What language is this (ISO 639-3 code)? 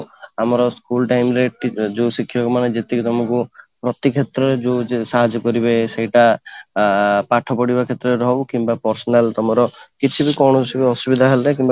ori